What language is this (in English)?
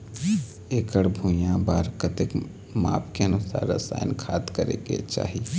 Chhattisgarhi